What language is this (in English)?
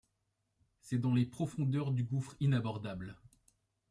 French